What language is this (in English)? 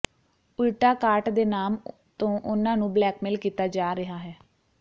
Punjabi